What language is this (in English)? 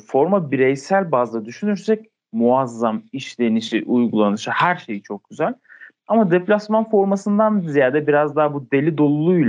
Turkish